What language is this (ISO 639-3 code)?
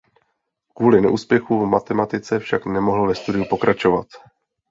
ces